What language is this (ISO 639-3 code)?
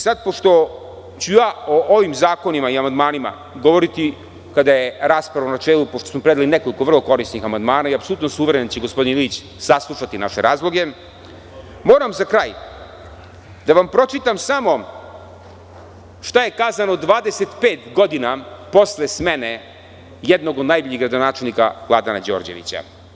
srp